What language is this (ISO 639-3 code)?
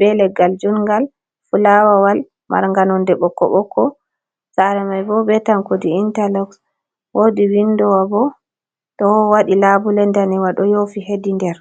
ful